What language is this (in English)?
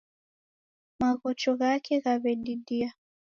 Taita